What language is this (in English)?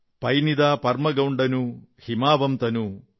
Malayalam